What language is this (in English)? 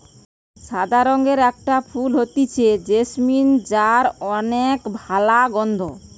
Bangla